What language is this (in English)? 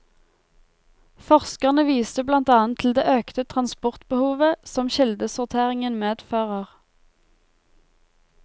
Norwegian